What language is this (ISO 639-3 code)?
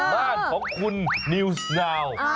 tha